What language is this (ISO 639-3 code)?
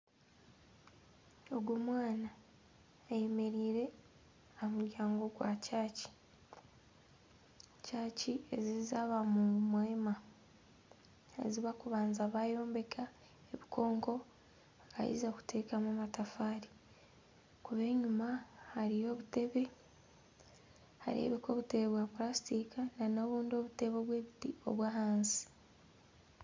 nyn